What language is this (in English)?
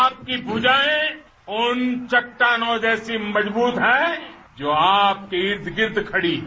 Hindi